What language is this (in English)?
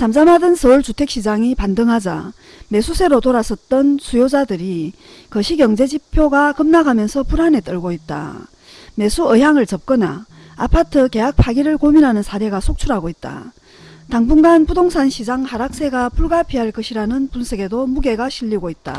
Korean